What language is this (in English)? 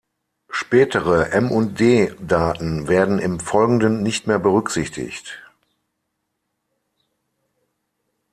German